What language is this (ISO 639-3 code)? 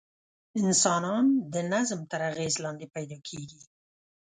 pus